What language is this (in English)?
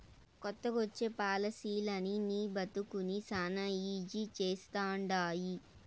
Telugu